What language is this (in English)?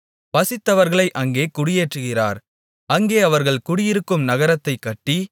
Tamil